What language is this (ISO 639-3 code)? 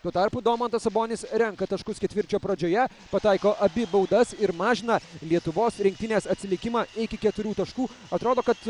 lit